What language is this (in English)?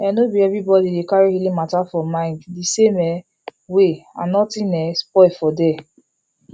Nigerian Pidgin